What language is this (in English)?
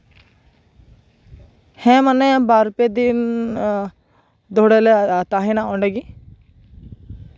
Santali